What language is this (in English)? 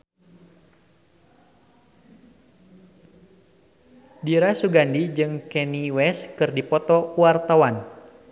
Sundanese